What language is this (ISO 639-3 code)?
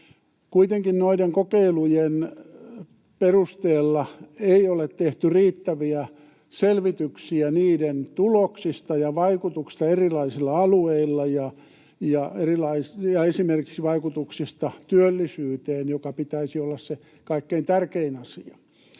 fin